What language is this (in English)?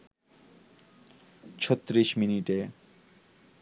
Bangla